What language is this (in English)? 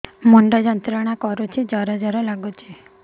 Odia